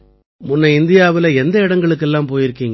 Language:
Tamil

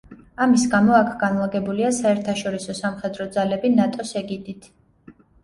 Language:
Georgian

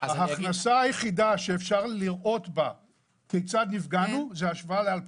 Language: Hebrew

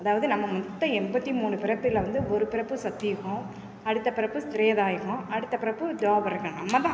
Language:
Tamil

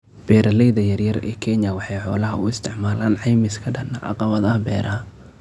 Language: Somali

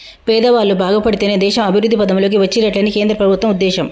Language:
Telugu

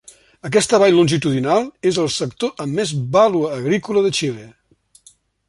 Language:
Catalan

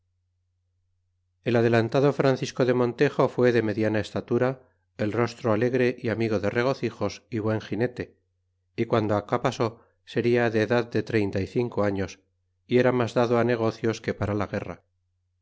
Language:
Spanish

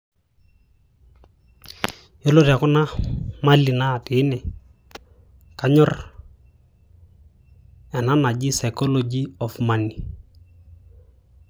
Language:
Masai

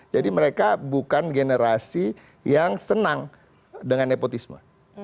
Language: Indonesian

